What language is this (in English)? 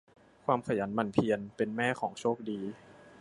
Thai